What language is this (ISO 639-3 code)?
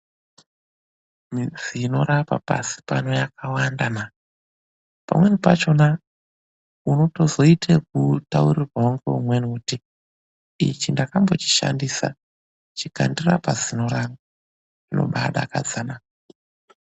ndc